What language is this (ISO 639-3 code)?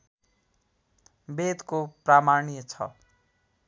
nep